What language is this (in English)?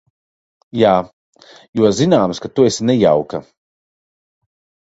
Latvian